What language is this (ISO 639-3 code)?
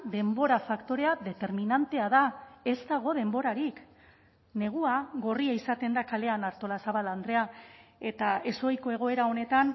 eus